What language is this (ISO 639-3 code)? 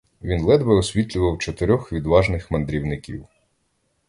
ukr